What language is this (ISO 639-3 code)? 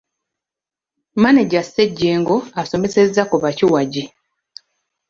lug